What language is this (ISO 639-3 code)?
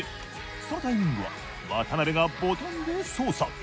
jpn